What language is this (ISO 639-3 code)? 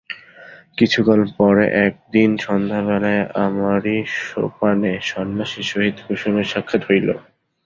ben